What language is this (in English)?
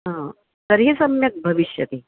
Sanskrit